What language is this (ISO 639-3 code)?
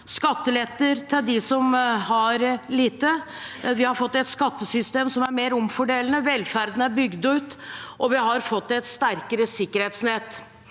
nor